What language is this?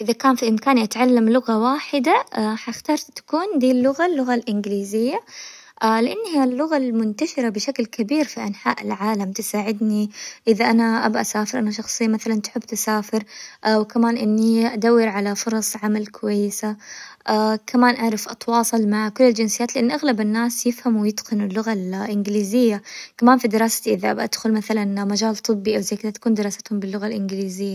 Hijazi Arabic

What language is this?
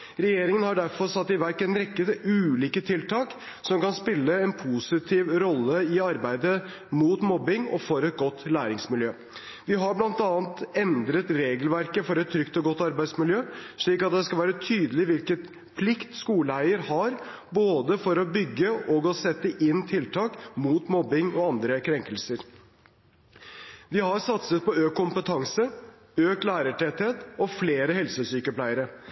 Norwegian Bokmål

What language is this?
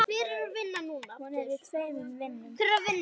Icelandic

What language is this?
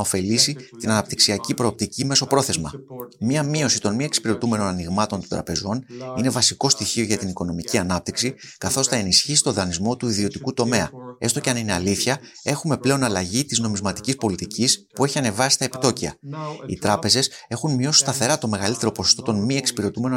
Greek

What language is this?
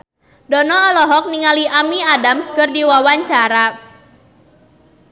Sundanese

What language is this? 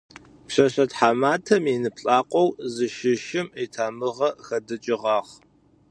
Adyghe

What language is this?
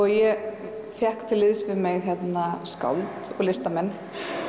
Icelandic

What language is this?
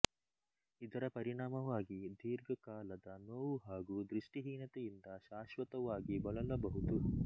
Kannada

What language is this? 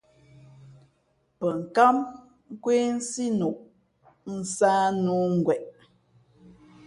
Fe'fe'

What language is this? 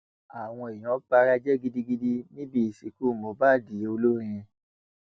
Yoruba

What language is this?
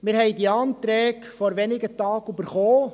Swiss German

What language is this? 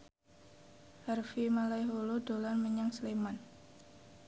Javanese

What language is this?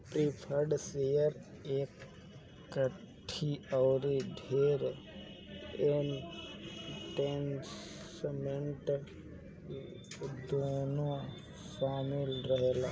Bhojpuri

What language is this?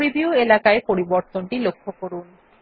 Bangla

